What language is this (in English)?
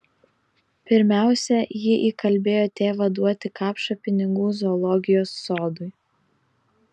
Lithuanian